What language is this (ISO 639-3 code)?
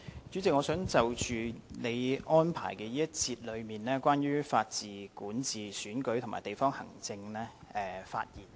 yue